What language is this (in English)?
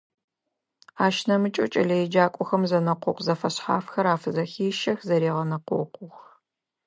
Adyghe